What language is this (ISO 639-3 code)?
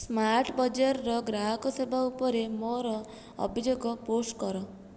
ori